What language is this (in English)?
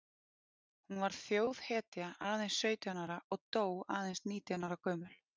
Icelandic